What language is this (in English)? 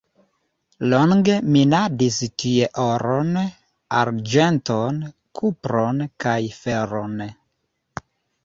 Esperanto